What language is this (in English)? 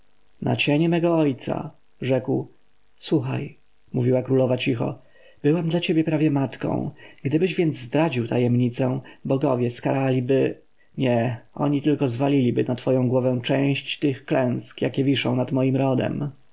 Polish